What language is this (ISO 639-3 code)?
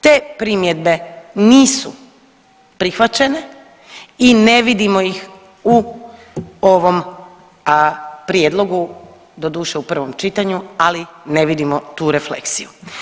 hrv